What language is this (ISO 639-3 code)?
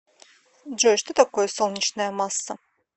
rus